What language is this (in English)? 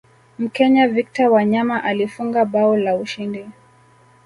Swahili